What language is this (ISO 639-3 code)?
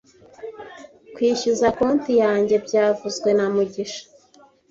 kin